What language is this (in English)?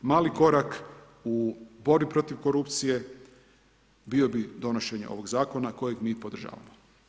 Croatian